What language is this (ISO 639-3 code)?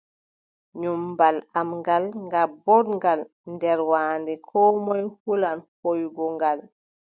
fub